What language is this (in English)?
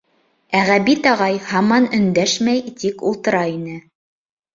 Bashkir